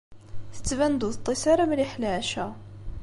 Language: Kabyle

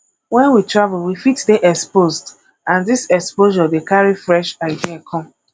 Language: Nigerian Pidgin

